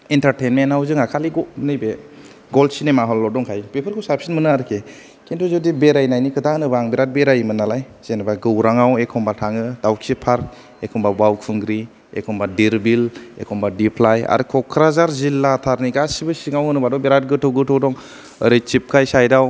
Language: Bodo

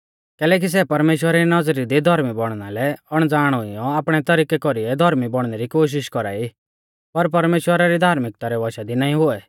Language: Mahasu Pahari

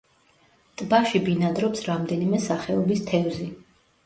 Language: Georgian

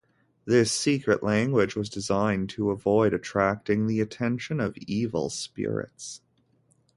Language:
English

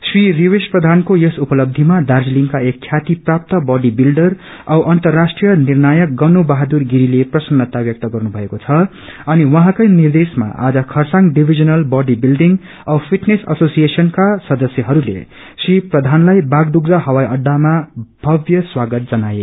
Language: Nepali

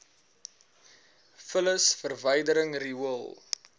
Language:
Afrikaans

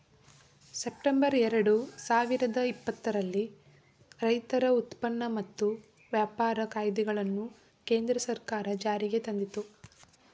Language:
Kannada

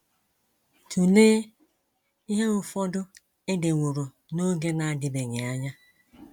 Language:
Igbo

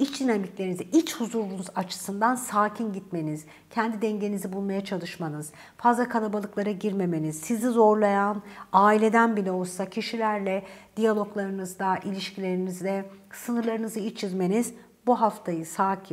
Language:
Turkish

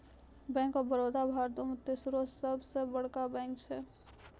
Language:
Maithili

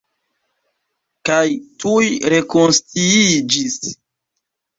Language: Esperanto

